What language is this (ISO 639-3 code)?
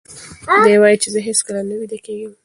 pus